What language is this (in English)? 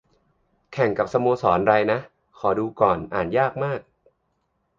Thai